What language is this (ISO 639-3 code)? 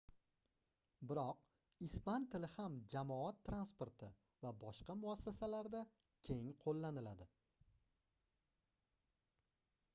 uzb